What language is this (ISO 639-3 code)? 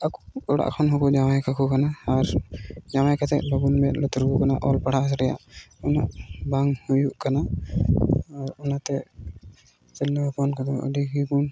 sat